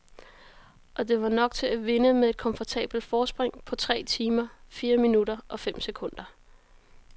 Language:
Danish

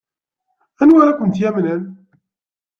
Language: Kabyle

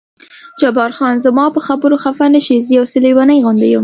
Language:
Pashto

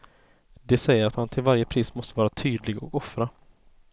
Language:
Swedish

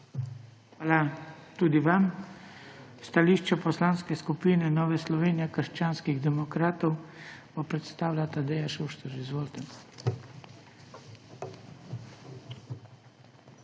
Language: Slovenian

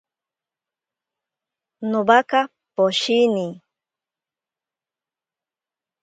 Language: Ashéninka Perené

